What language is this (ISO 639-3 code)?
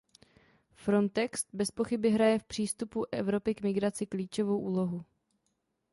ces